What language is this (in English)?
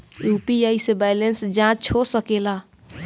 Bhojpuri